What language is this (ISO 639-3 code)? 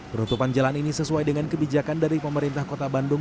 ind